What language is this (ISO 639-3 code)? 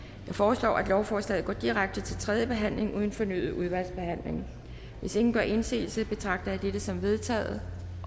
dan